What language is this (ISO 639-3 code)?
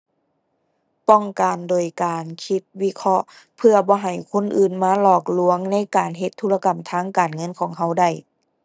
tha